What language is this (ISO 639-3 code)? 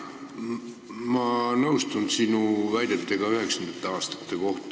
est